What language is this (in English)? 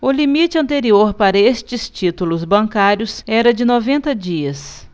Portuguese